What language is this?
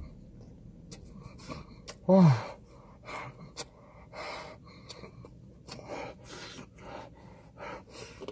Korean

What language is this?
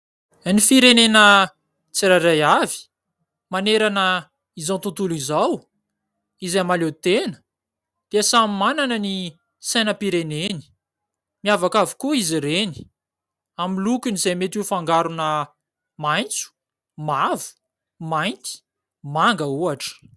Malagasy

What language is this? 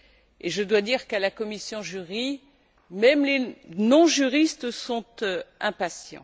French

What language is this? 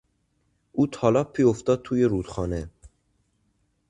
Persian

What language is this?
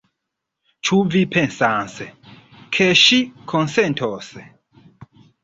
Esperanto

